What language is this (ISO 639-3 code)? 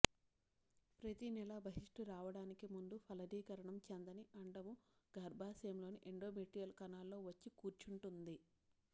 tel